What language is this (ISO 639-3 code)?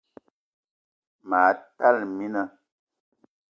eto